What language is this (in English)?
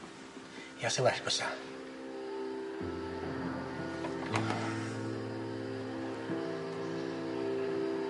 Welsh